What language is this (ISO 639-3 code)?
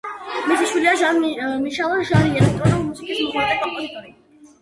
kat